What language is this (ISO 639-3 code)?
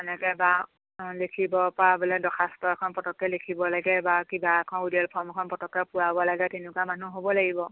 asm